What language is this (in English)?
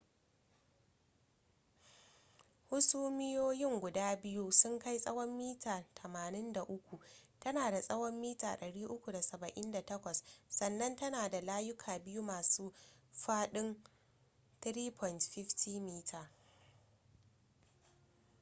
Hausa